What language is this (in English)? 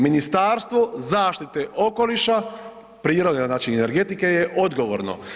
Croatian